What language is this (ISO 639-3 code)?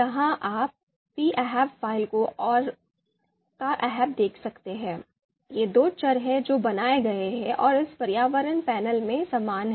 hin